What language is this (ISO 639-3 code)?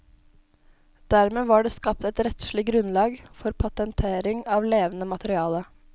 nor